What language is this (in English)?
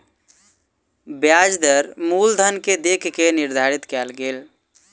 Maithili